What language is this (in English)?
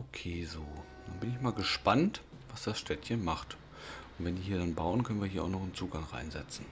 German